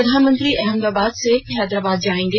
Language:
Hindi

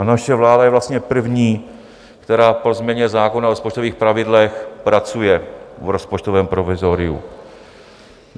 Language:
Czech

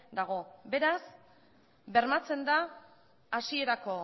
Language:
Basque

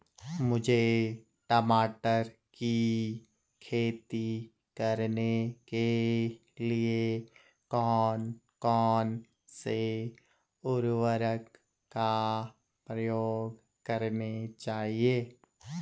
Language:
Hindi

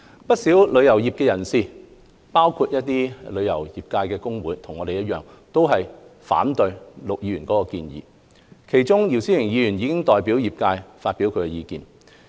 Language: Cantonese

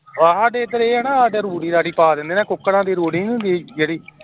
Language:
Punjabi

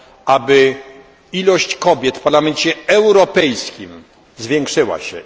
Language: Polish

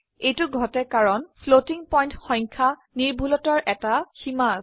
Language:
Assamese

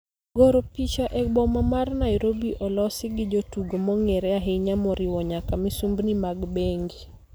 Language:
Luo (Kenya and Tanzania)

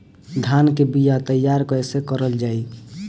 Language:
Bhojpuri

